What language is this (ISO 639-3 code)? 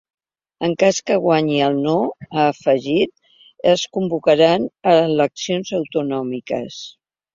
cat